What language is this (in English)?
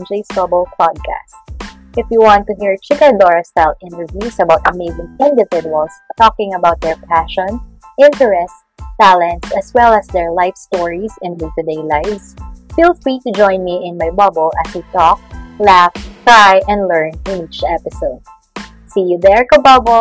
Filipino